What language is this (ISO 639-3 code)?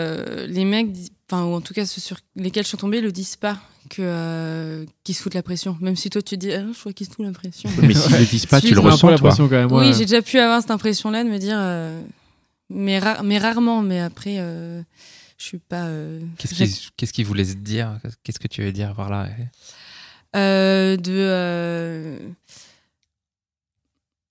fra